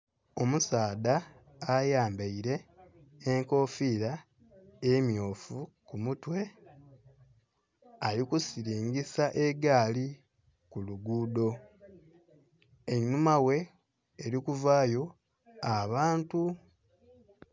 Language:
Soga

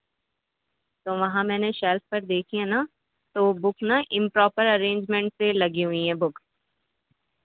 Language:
Urdu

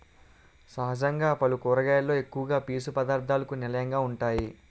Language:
Telugu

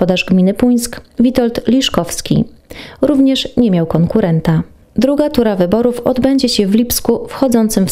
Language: Polish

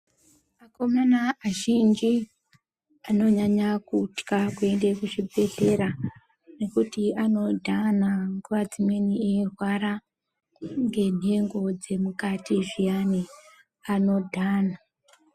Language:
Ndau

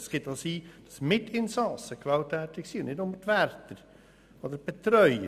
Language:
Swiss German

